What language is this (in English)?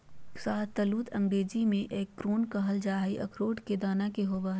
Magahi